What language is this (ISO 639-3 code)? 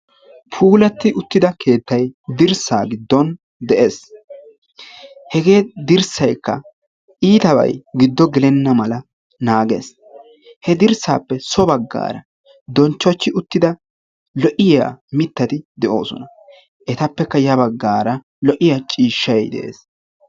wal